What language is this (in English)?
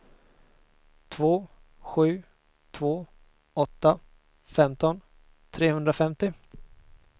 Swedish